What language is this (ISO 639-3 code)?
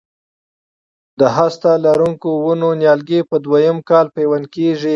pus